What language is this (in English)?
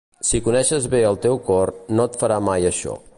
Catalan